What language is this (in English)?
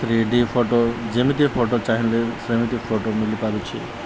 Odia